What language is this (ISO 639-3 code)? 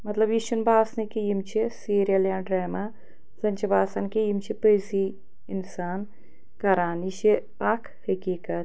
kas